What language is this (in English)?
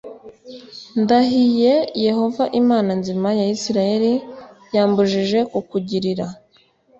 Kinyarwanda